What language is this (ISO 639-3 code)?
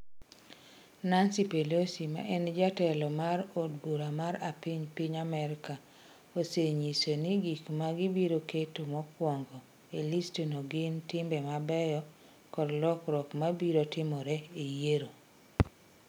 luo